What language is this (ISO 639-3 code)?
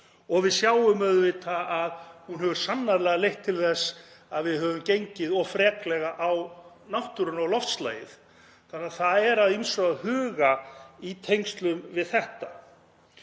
isl